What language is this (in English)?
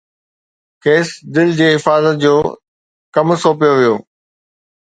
Sindhi